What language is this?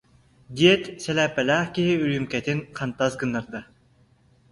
Yakut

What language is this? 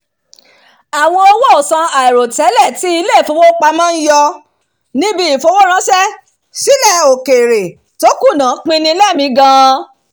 Yoruba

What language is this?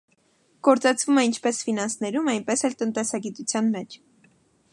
Armenian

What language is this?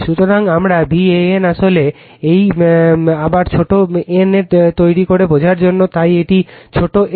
Bangla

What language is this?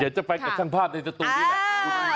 Thai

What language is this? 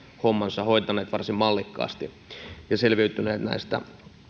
Finnish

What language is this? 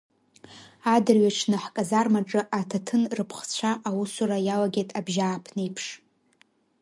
Abkhazian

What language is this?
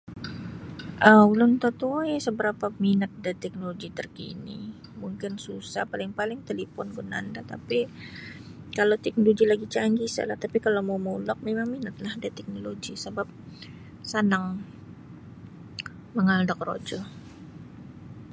Sabah Bisaya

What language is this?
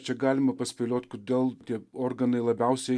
Lithuanian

